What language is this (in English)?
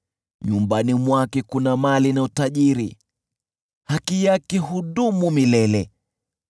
Swahili